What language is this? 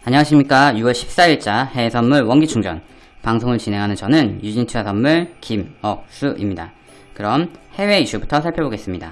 Korean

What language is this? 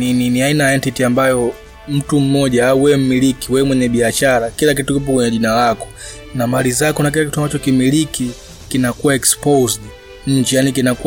Swahili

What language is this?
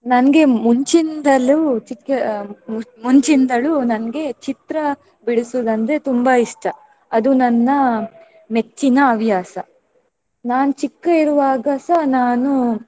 Kannada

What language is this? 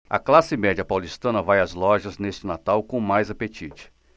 Portuguese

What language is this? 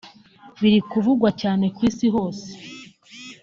Kinyarwanda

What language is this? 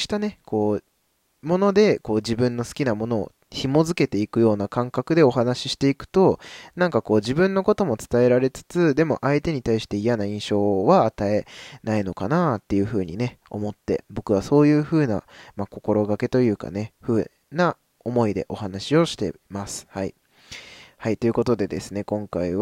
Japanese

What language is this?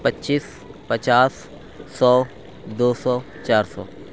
Urdu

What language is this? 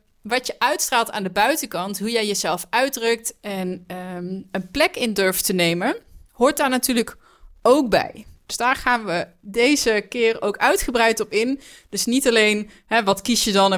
Dutch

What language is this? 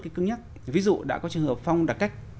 Vietnamese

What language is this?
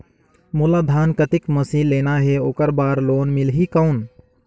Chhattisgarhi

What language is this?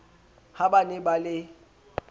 Southern Sotho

